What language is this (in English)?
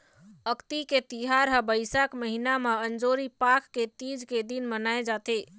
Chhattisgarhi